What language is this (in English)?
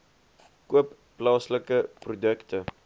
Afrikaans